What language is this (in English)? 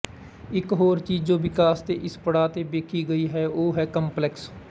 Punjabi